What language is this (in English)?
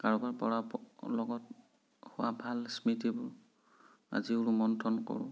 Assamese